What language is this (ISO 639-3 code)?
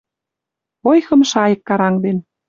mrj